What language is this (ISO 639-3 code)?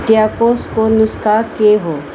nep